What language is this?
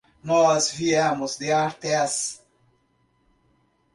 Portuguese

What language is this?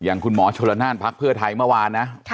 Thai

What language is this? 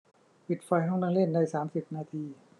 Thai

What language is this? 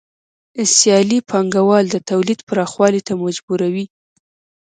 Pashto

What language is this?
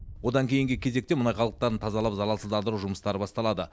Kazakh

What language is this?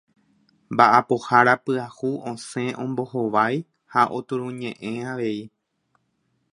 Guarani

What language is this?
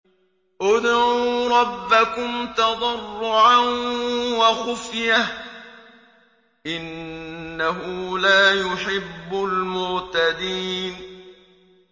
Arabic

